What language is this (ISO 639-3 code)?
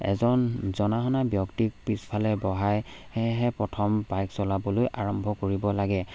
asm